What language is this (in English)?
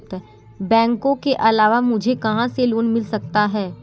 Hindi